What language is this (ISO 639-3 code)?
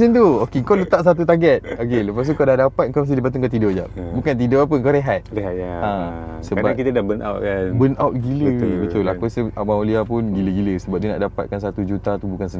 msa